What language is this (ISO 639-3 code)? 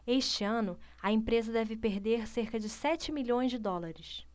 por